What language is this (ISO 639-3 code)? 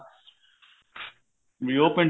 pan